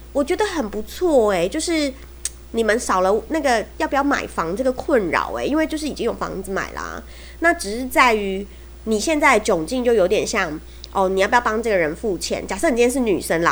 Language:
Chinese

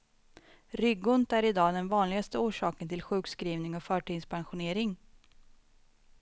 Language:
Swedish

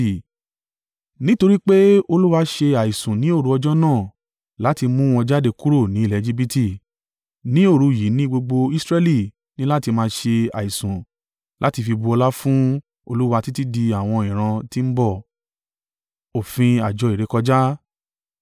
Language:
Yoruba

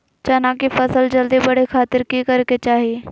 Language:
Magahi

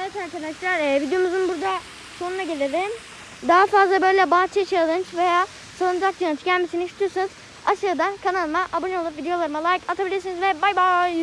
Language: Turkish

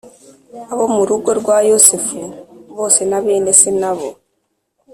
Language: Kinyarwanda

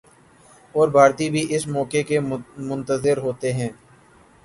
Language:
Urdu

